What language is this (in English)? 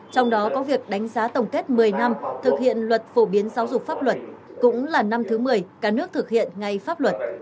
Vietnamese